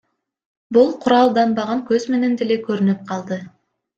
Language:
Kyrgyz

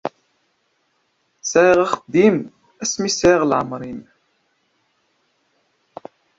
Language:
Kabyle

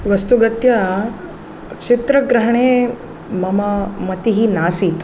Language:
Sanskrit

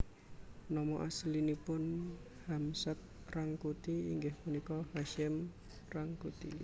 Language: Javanese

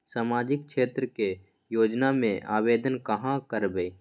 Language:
Magahi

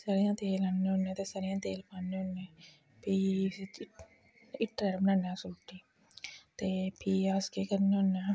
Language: Dogri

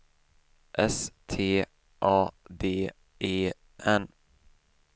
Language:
Swedish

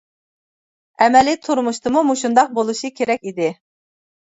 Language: Uyghur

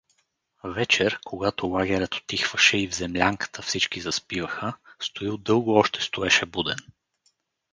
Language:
Bulgarian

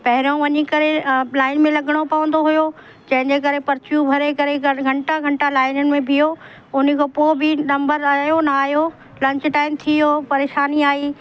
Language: Sindhi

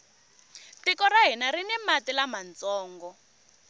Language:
Tsonga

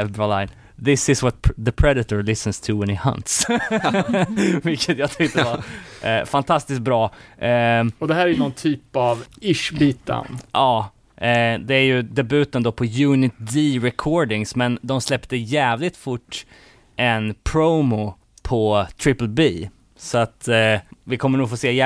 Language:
Swedish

